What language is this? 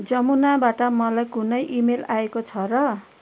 Nepali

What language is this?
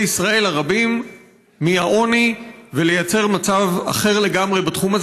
Hebrew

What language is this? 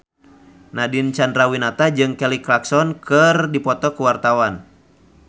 Sundanese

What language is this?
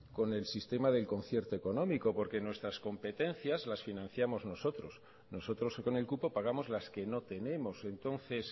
Spanish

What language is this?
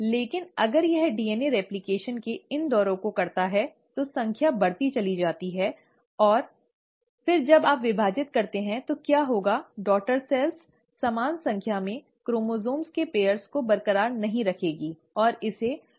Hindi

